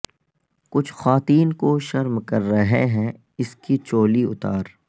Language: Urdu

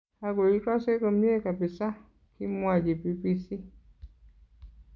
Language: Kalenjin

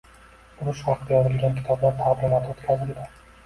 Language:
Uzbek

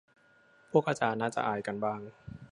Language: Thai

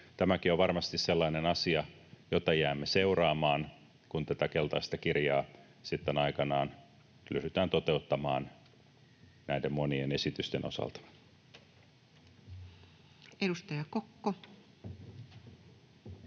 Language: Finnish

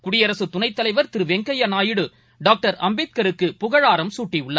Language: Tamil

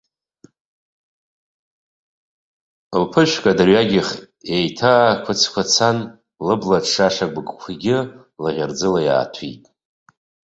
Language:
Abkhazian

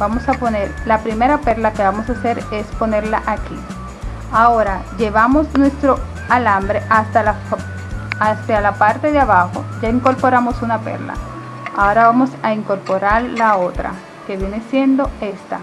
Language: Spanish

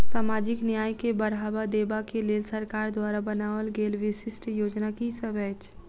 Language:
Maithili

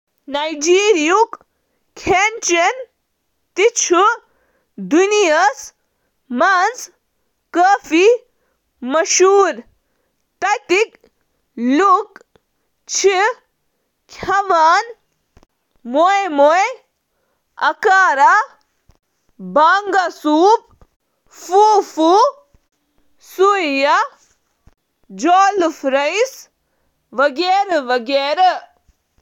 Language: Kashmiri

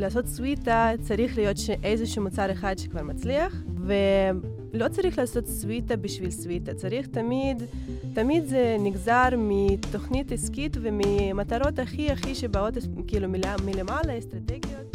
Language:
Hebrew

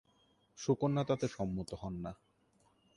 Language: Bangla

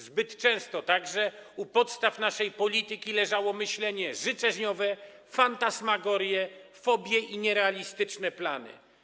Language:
Polish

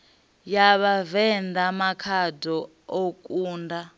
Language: Venda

